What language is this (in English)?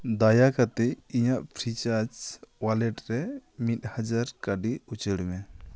Santali